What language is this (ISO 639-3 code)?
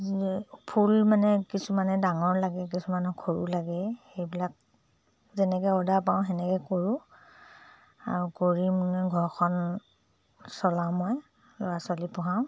asm